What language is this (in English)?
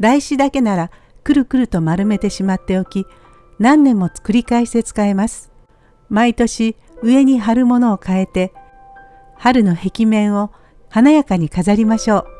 Japanese